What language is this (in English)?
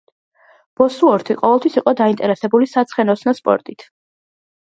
Georgian